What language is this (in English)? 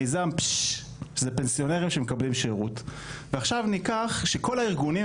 Hebrew